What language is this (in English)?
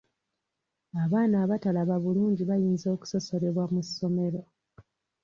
Ganda